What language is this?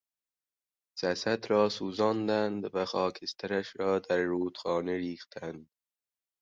Persian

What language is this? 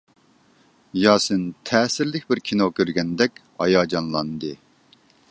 Uyghur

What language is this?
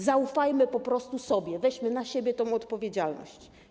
Polish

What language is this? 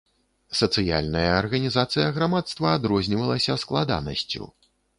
Belarusian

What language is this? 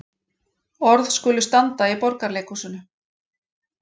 Icelandic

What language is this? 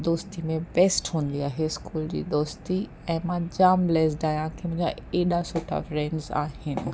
Sindhi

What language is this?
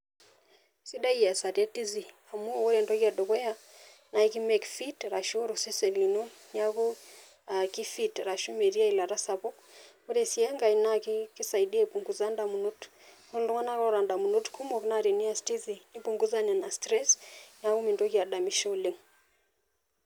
Masai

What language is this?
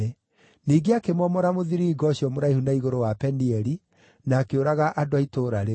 Kikuyu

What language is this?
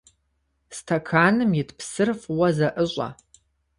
Kabardian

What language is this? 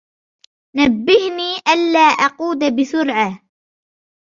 Arabic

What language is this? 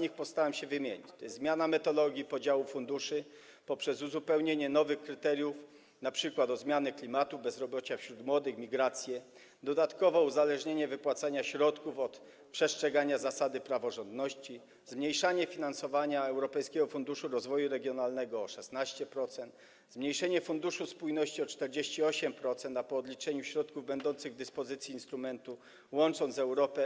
Polish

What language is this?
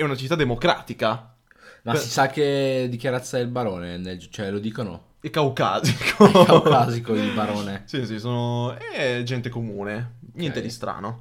Italian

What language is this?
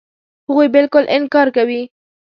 Pashto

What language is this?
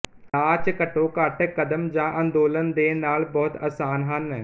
Punjabi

